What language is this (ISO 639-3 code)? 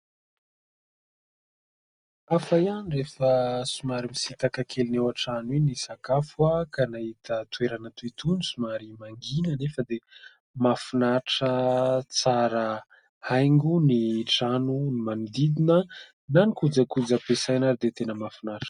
mlg